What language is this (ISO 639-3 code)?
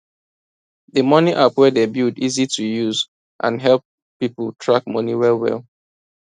pcm